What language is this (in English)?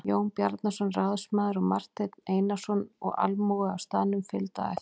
Icelandic